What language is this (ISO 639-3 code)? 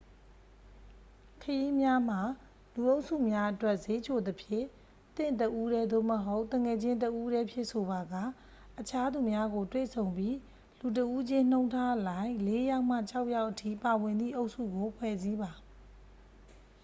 mya